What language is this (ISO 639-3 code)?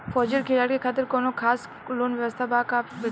bho